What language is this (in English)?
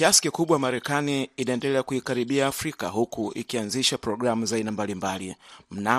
Swahili